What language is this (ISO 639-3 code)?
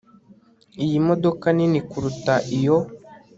kin